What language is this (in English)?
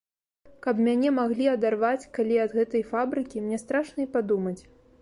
Belarusian